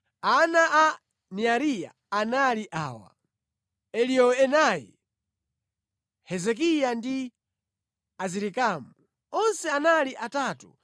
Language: Nyanja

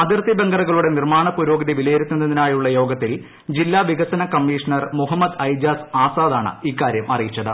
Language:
Malayalam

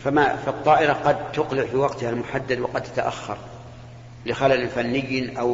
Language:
Arabic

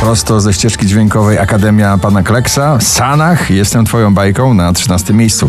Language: Polish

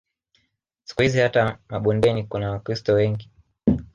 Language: Swahili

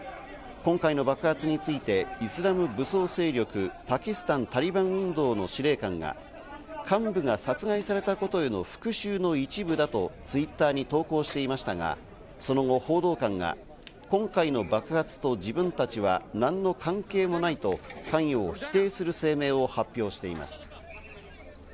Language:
Japanese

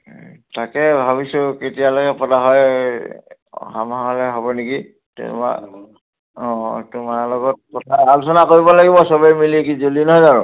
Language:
Assamese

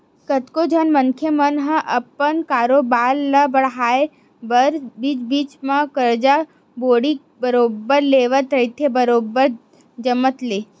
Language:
Chhattisgarhi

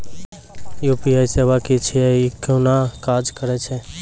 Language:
Maithili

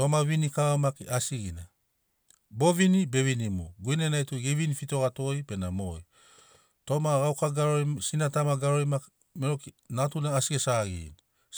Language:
Sinaugoro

